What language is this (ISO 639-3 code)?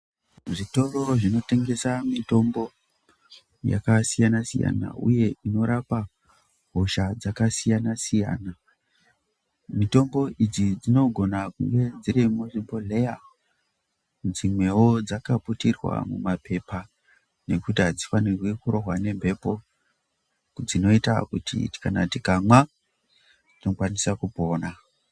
ndc